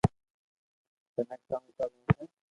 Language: Loarki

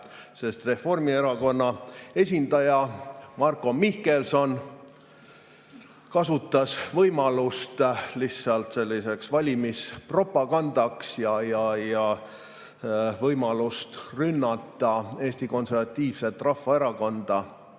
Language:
Estonian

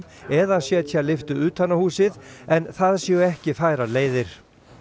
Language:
Icelandic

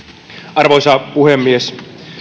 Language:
Finnish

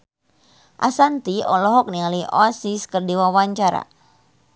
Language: Sundanese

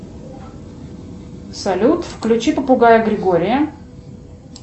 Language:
Russian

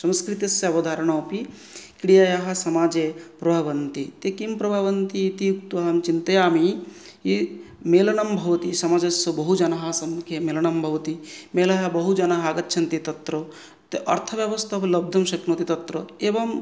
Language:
Sanskrit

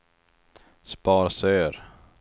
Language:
Swedish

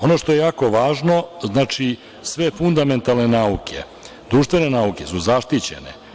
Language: Serbian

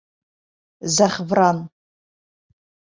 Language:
Bashkir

